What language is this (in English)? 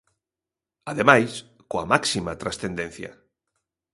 Galician